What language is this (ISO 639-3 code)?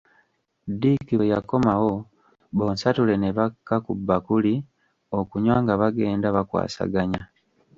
lug